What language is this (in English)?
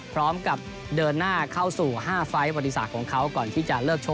Thai